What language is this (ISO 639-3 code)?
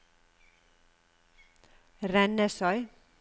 nor